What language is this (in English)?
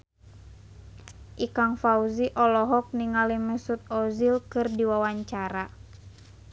Sundanese